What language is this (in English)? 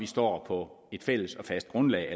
Danish